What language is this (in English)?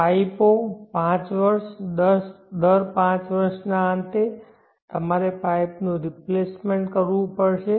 Gujarati